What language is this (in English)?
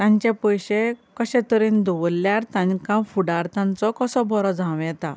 Konkani